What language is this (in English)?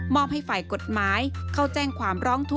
Thai